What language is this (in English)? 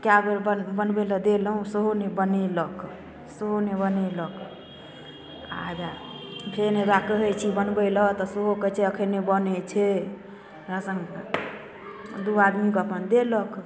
Maithili